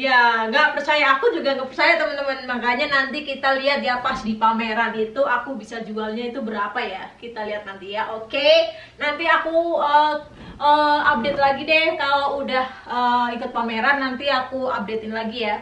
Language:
Indonesian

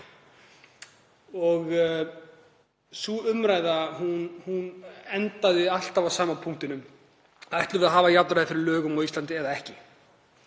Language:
Icelandic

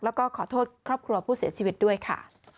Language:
Thai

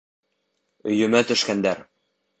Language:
Bashkir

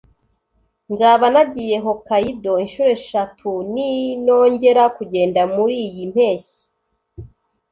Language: Kinyarwanda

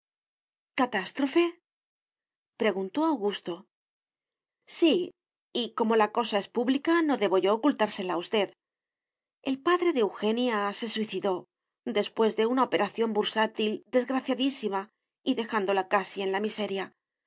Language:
Spanish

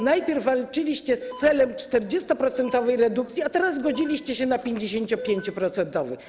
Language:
Polish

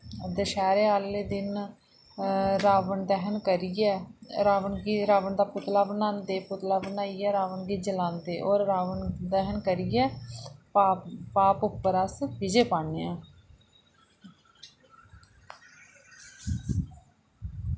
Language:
Dogri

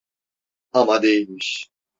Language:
Turkish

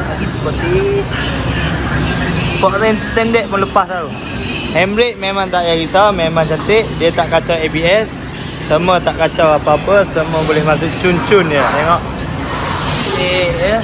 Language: Malay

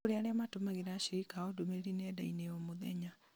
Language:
Kikuyu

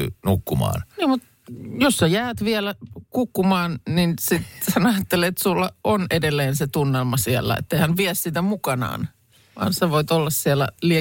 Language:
Finnish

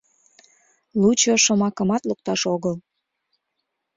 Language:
Mari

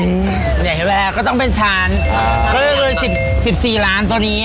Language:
Thai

